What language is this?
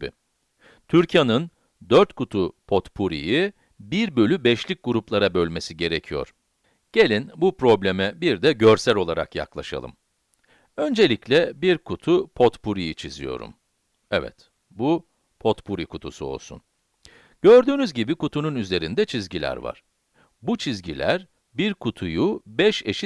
Turkish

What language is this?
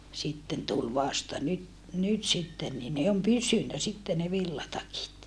Finnish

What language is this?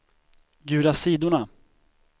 Swedish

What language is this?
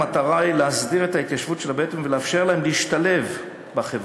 Hebrew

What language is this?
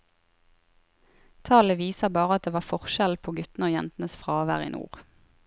Norwegian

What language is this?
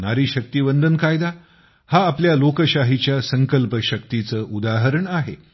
Marathi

